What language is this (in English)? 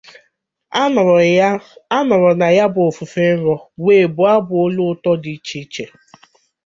Igbo